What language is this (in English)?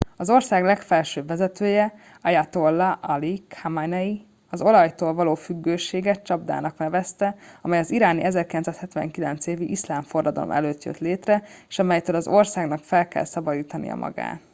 Hungarian